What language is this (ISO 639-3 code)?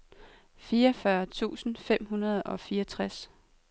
dan